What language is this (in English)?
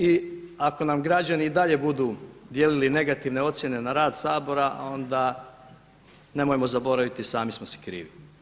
Croatian